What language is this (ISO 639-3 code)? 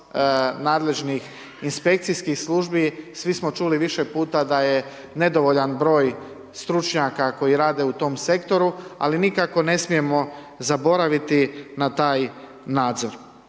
hrv